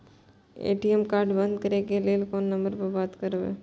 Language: Maithili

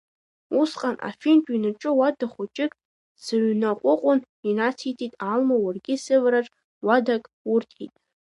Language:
Abkhazian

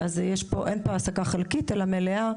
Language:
Hebrew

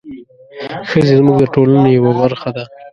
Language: Pashto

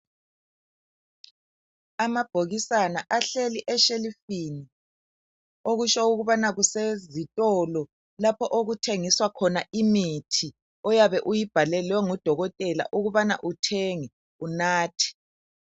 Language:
North Ndebele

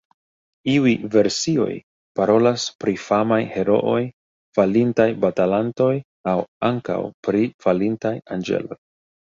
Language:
Esperanto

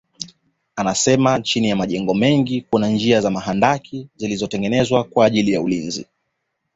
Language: Swahili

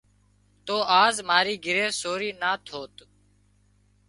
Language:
Wadiyara Koli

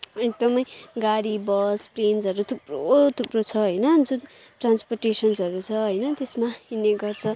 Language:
Nepali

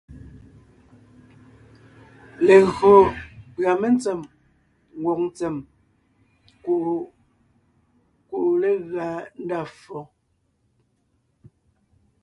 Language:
Ngiemboon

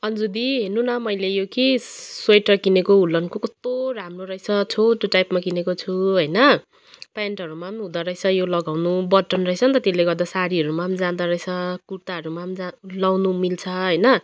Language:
Nepali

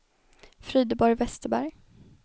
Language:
Swedish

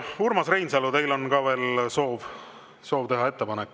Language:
Estonian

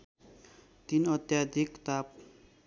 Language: Nepali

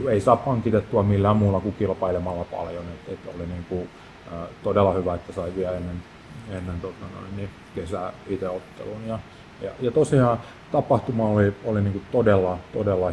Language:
Finnish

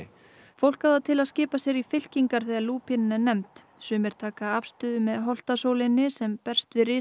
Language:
Icelandic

